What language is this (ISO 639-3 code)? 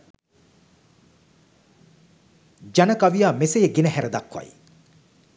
sin